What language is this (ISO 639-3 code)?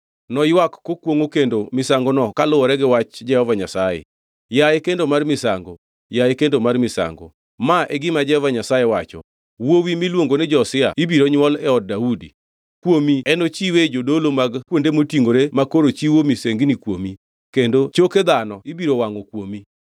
luo